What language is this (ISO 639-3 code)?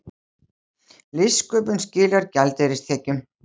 isl